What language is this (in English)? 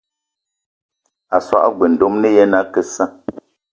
Eton (Cameroon)